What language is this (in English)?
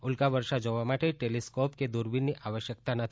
Gujarati